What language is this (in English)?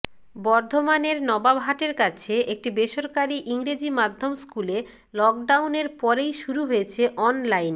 Bangla